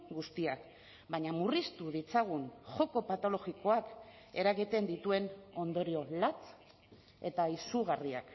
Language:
Basque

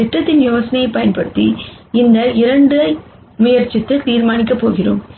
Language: Tamil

